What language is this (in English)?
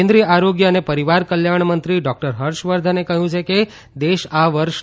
Gujarati